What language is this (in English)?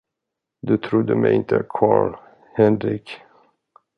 Swedish